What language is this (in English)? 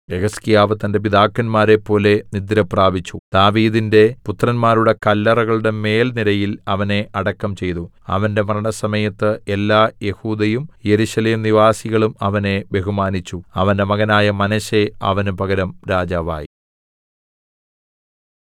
Malayalam